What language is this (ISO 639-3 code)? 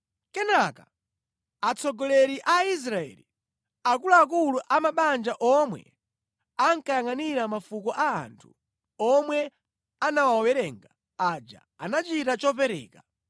nya